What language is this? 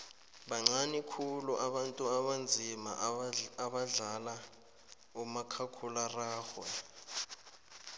South Ndebele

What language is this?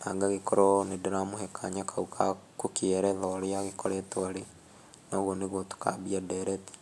Kikuyu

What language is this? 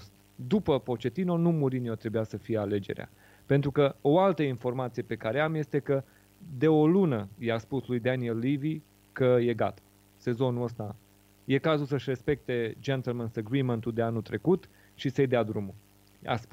Romanian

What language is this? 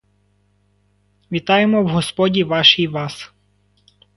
Ukrainian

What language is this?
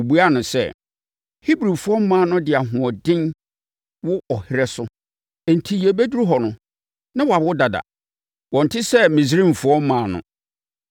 Akan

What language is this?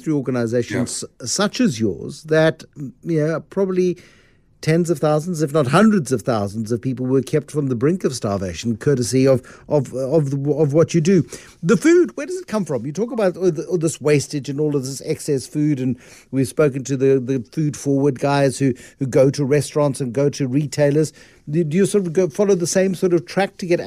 English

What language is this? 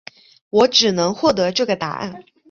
Chinese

